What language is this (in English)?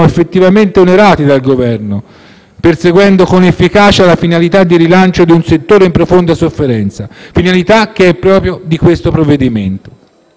Italian